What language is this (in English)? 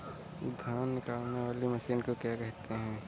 Hindi